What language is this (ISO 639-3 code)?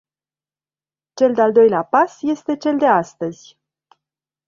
ron